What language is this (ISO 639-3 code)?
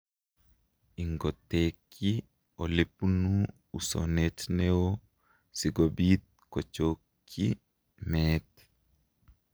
kln